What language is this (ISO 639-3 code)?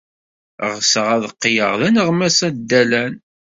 kab